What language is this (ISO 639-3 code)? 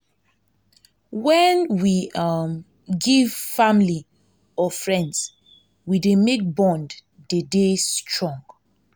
pcm